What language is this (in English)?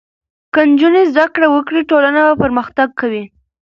Pashto